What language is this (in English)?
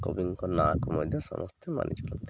Odia